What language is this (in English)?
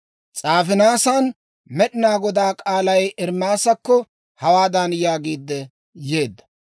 Dawro